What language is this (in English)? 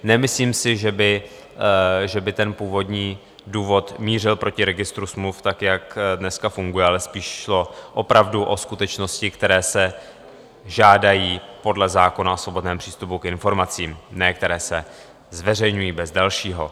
Czech